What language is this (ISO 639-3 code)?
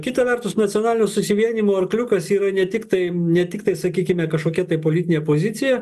lit